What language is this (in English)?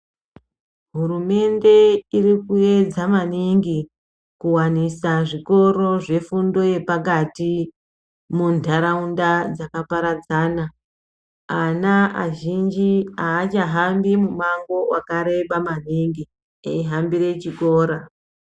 Ndau